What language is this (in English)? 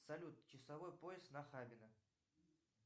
Russian